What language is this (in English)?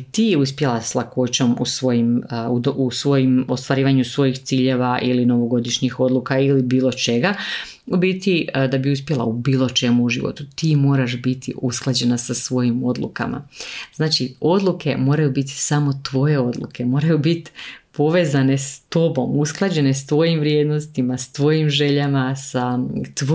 Croatian